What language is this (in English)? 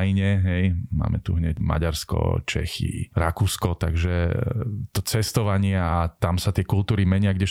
Slovak